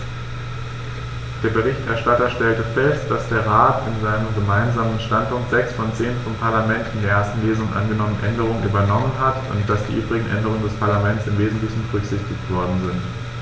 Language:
German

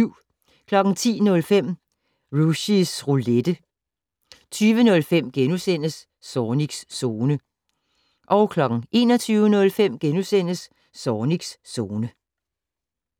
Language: Danish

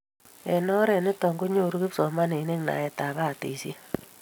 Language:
Kalenjin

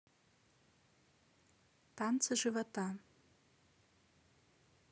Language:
Russian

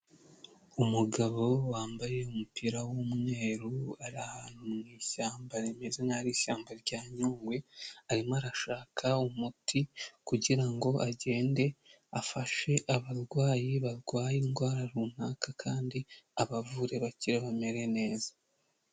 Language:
Kinyarwanda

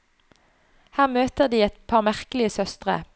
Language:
Norwegian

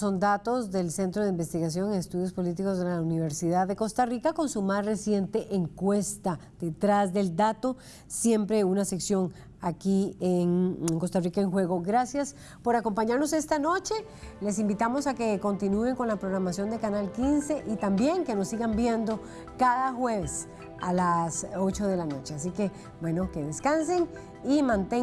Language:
Spanish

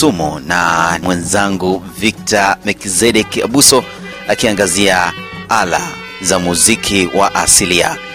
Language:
Swahili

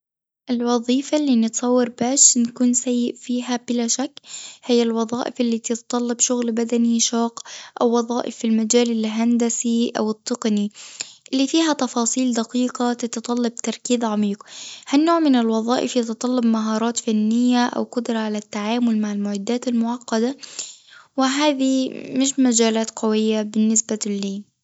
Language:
Tunisian Arabic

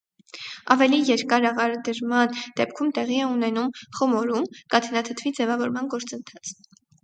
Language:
Armenian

